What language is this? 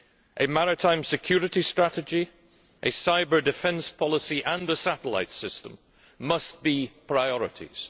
English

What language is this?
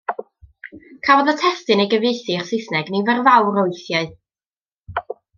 Welsh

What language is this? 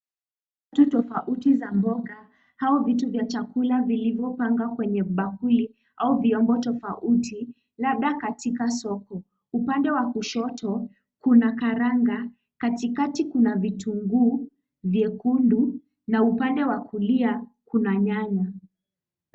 Swahili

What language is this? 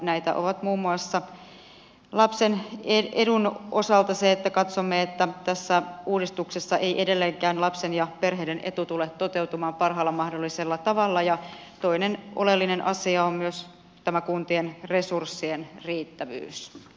Finnish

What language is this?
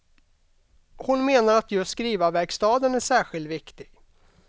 Swedish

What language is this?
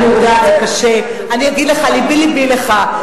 Hebrew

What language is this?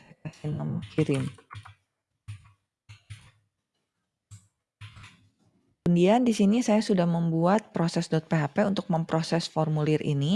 Indonesian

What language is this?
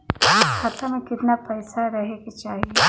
Bhojpuri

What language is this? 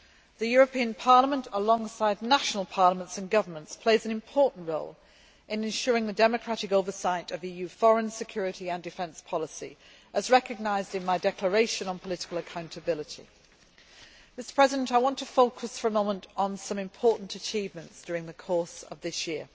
English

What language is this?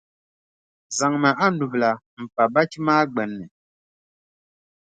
Dagbani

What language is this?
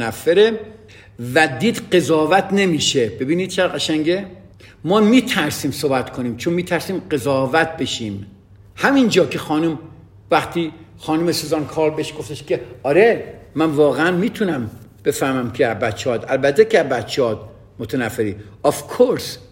Persian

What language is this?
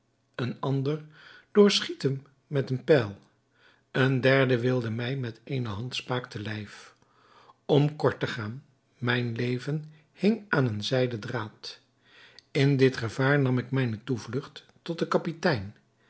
Dutch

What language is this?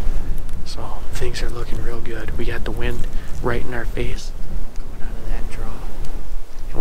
English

